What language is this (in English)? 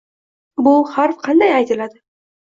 Uzbek